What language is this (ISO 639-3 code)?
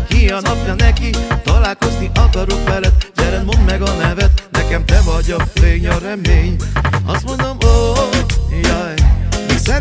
hun